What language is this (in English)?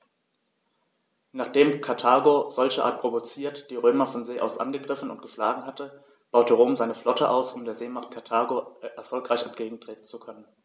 German